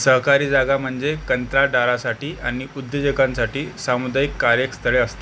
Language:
Marathi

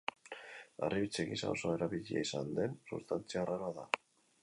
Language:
Basque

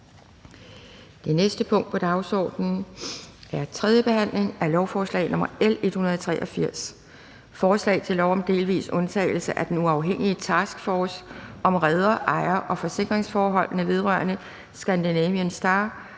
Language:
Danish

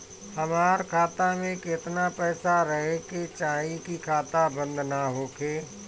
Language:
Bhojpuri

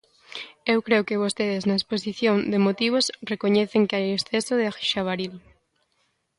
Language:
Galician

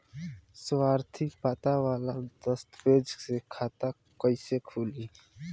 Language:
Bhojpuri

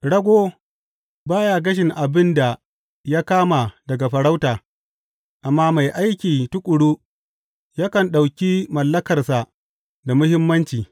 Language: Hausa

